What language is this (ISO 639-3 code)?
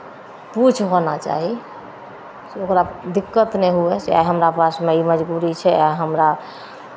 mai